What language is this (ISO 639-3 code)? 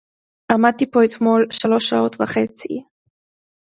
heb